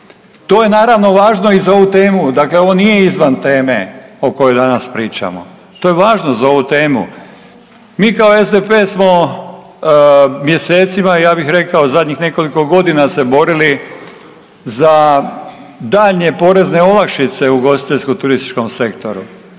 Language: Croatian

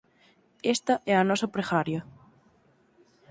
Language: Galician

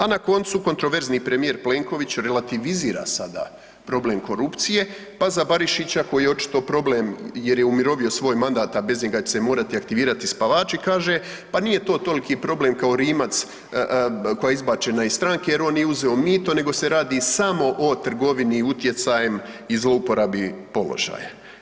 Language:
Croatian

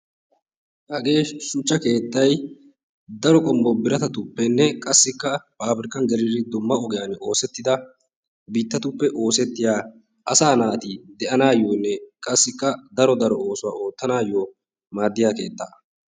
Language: Wolaytta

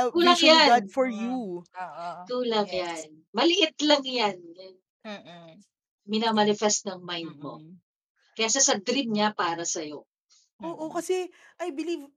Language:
Filipino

